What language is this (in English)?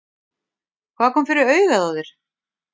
Icelandic